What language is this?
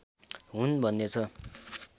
Nepali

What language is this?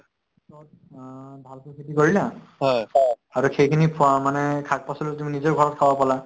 Assamese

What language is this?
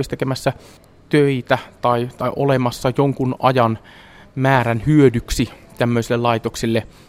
Finnish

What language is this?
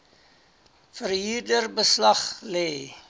Afrikaans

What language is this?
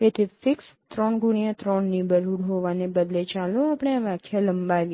Gujarati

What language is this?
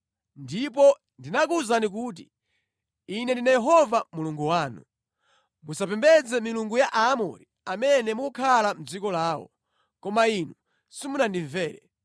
Nyanja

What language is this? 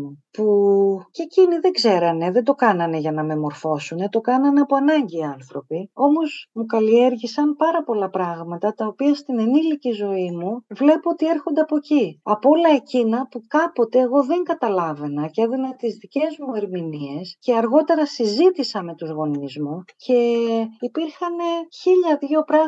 Greek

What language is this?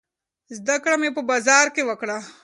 Pashto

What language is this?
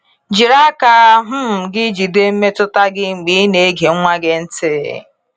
Igbo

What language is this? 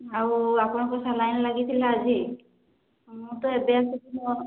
Odia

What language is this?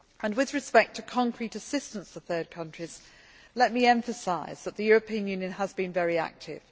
English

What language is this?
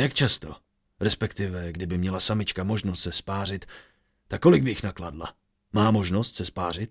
Czech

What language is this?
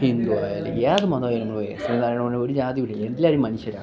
Malayalam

